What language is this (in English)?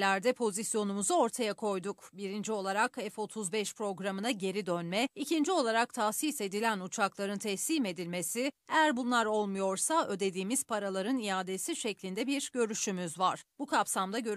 Turkish